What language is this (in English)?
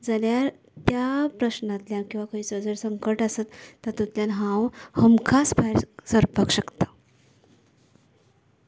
Konkani